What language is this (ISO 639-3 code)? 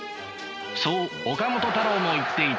jpn